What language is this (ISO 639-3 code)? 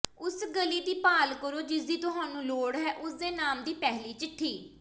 pan